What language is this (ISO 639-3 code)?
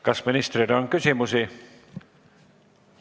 est